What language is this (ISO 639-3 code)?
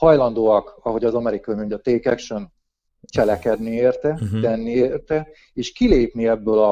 hun